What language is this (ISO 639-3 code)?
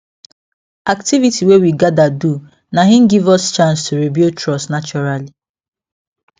pcm